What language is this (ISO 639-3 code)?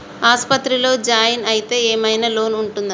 tel